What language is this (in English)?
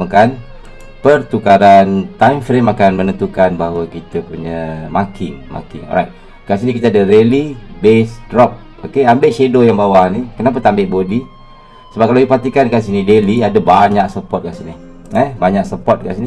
Malay